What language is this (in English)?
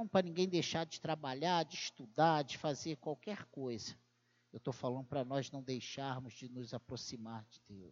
Portuguese